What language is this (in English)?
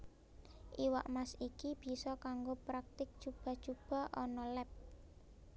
Javanese